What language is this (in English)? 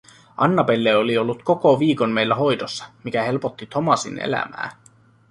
Finnish